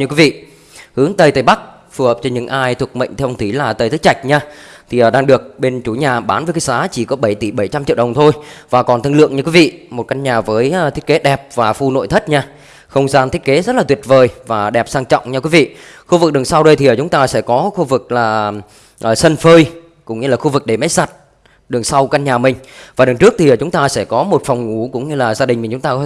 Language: Vietnamese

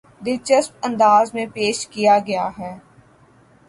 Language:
Urdu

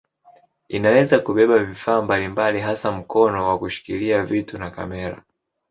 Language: Swahili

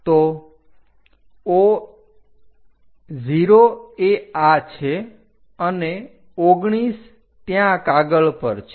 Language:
Gujarati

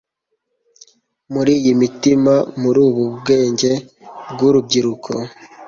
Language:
Kinyarwanda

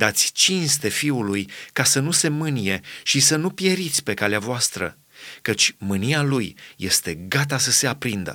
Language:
Romanian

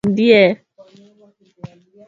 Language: Swahili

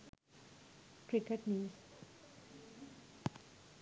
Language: Sinhala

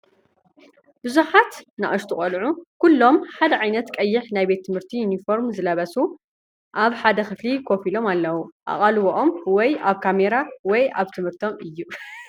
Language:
Tigrinya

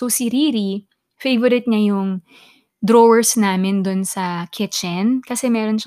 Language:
Filipino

